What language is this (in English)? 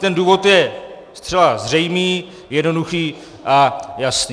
Czech